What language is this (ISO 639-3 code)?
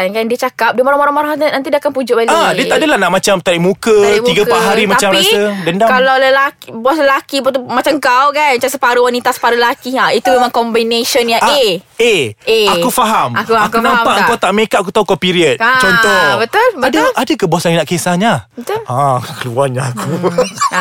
msa